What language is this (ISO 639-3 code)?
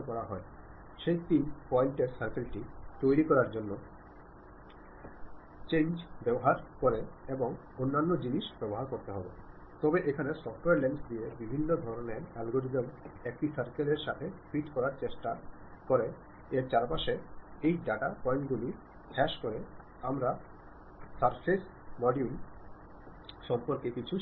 mal